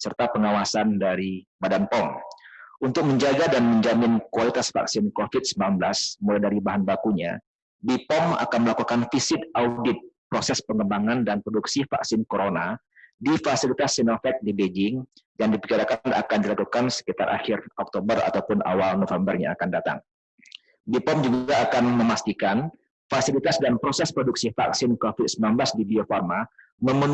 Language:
Indonesian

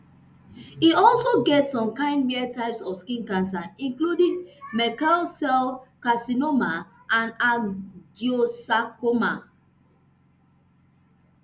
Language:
Nigerian Pidgin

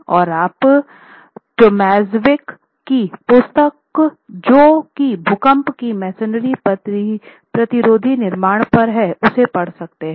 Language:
Hindi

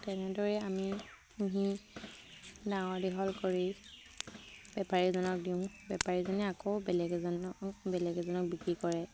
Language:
Assamese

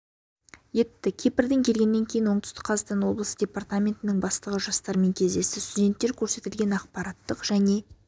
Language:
Kazakh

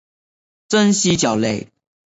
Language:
Chinese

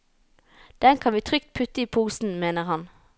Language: Norwegian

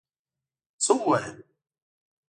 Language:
Pashto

